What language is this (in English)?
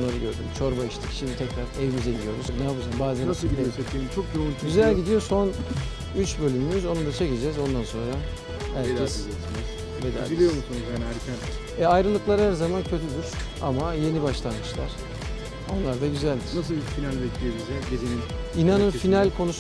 Turkish